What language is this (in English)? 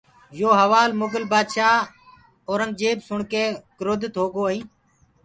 Gurgula